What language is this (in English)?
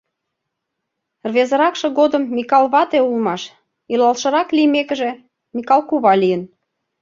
Mari